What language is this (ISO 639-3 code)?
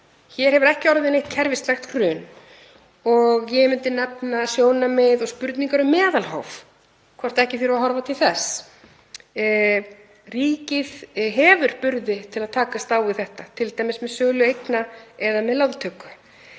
isl